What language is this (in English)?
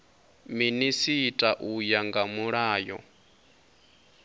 Venda